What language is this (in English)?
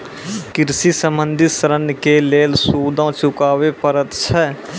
Maithili